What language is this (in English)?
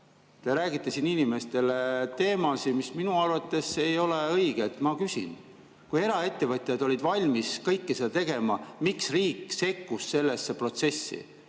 Estonian